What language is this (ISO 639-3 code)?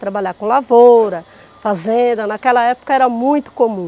por